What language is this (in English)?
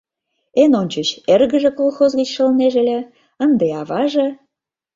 Mari